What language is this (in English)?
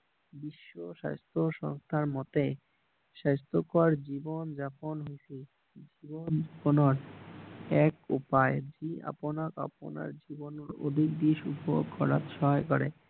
Assamese